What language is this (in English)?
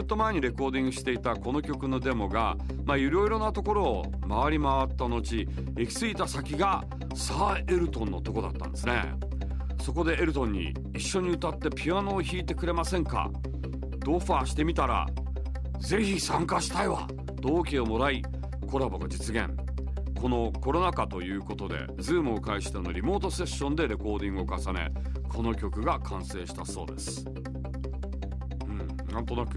Japanese